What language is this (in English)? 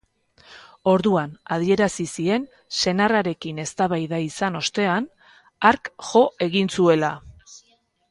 Basque